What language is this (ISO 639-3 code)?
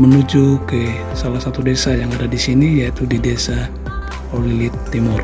ind